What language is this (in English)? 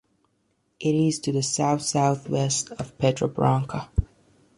English